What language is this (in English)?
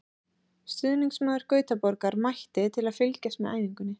Icelandic